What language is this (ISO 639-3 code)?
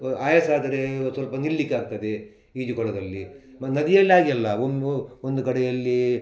kan